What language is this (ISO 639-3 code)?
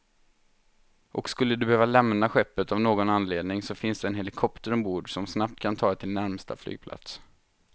swe